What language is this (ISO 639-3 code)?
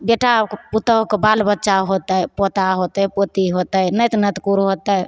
mai